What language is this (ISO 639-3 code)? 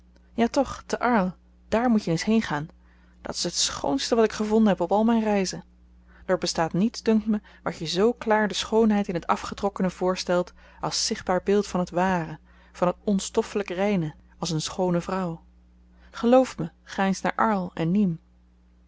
nld